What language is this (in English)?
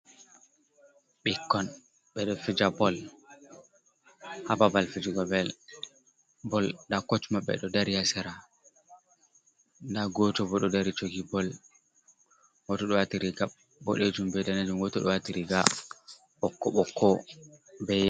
Fula